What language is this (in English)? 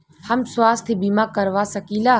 Bhojpuri